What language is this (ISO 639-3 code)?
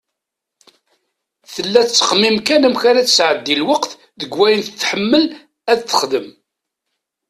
kab